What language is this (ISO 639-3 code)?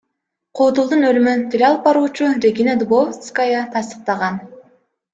kir